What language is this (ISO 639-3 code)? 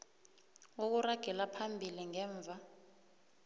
nbl